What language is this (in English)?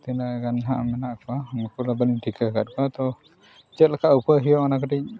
Santali